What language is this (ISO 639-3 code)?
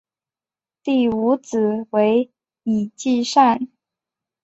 zho